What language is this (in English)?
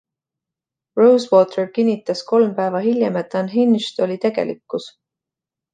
Estonian